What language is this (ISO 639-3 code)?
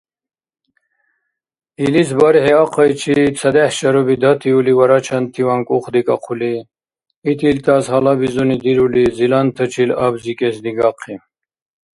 dar